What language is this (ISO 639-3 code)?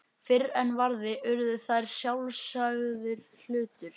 isl